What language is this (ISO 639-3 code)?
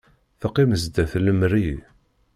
kab